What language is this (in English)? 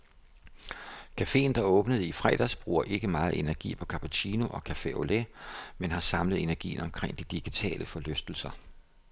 Danish